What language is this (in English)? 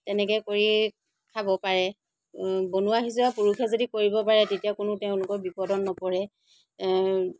Assamese